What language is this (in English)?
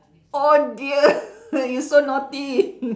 English